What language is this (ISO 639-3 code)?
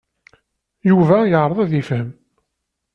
kab